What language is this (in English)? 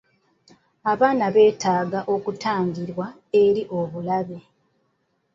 Ganda